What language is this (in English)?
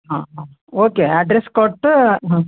Kannada